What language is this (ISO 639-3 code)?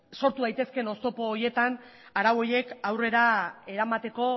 eus